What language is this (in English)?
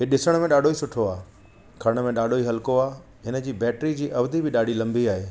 Sindhi